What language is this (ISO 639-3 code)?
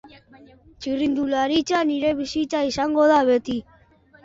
eus